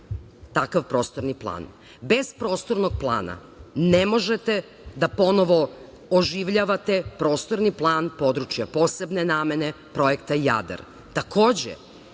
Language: Serbian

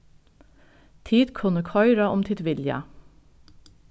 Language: Faroese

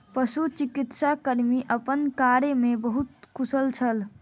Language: Maithili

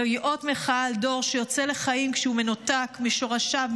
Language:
Hebrew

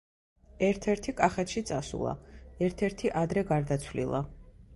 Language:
Georgian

